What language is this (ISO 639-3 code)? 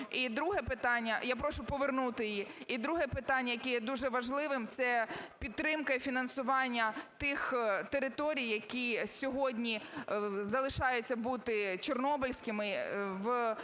ukr